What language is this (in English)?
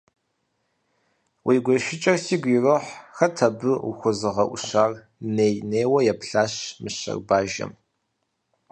Kabardian